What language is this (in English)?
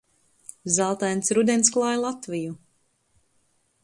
Latvian